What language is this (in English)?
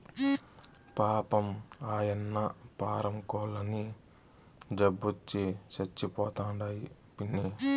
Telugu